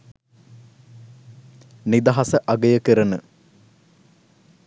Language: Sinhala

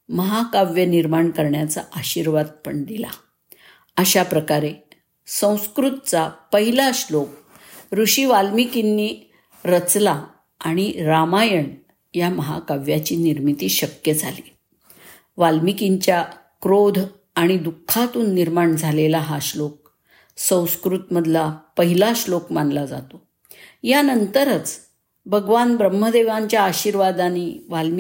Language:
Marathi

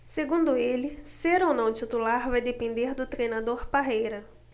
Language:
Portuguese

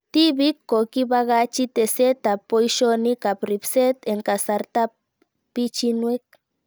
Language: Kalenjin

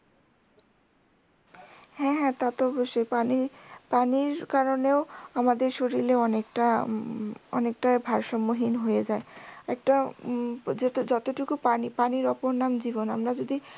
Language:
Bangla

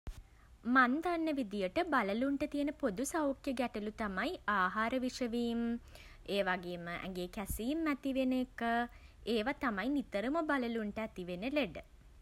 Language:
Sinhala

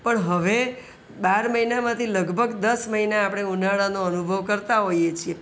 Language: Gujarati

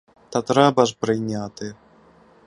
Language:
Ukrainian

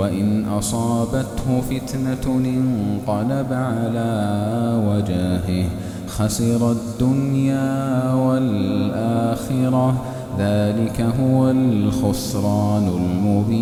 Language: Arabic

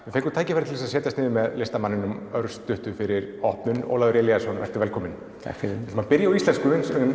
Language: Icelandic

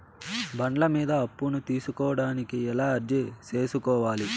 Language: Telugu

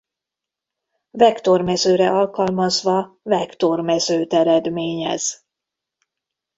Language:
Hungarian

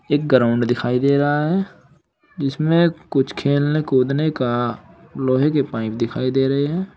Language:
Hindi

